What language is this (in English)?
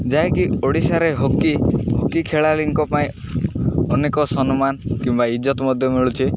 Odia